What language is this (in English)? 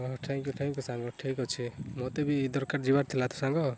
Odia